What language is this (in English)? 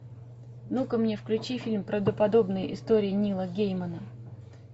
Russian